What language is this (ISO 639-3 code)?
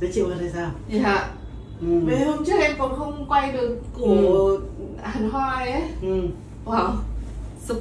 vie